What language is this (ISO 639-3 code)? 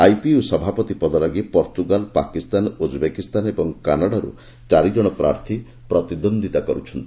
ori